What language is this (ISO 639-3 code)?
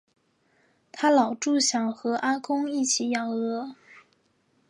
zho